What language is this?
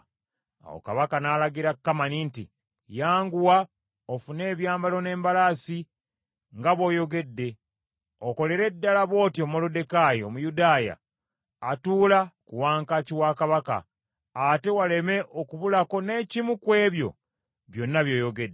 Ganda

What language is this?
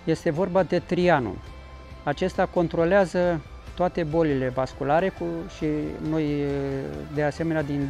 Romanian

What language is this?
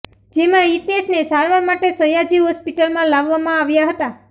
Gujarati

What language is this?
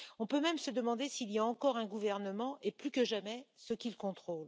French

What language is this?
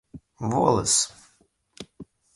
Russian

